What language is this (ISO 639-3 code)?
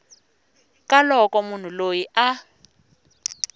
tso